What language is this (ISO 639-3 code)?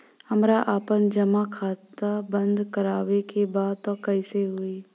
bho